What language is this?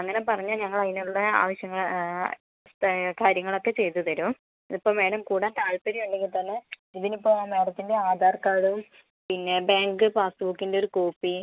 Malayalam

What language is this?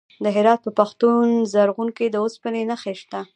Pashto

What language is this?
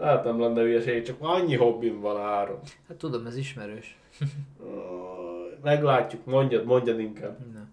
Hungarian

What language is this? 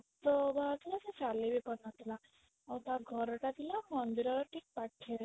Odia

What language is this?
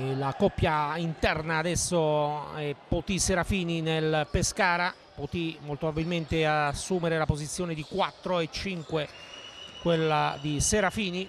Italian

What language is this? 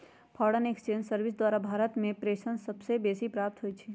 Magahi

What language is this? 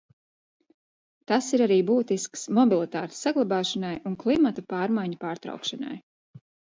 Latvian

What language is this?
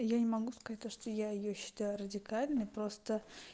Russian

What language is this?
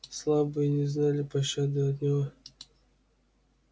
Russian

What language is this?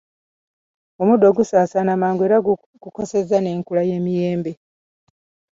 Ganda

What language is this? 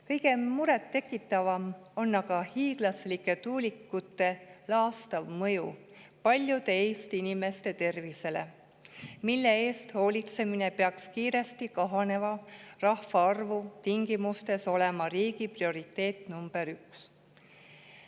Estonian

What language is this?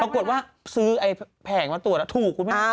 Thai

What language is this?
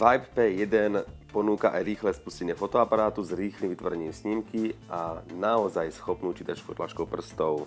Slovak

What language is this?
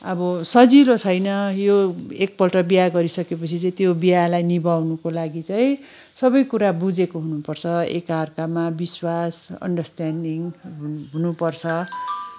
Nepali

